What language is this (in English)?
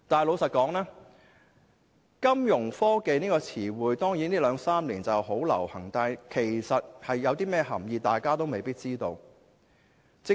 Cantonese